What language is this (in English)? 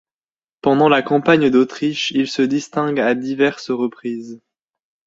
French